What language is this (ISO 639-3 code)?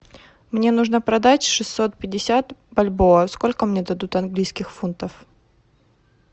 rus